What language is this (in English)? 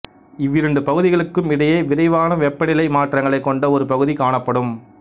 Tamil